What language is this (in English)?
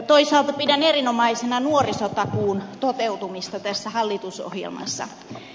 Finnish